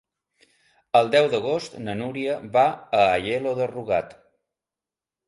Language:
Catalan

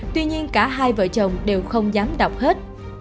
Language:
Vietnamese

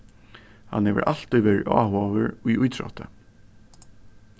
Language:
Faroese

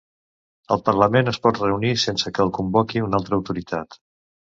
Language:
Catalan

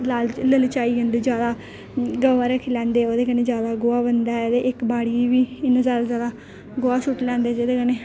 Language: Dogri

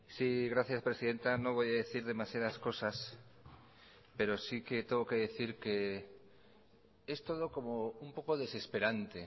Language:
Spanish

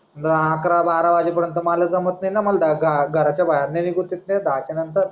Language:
Marathi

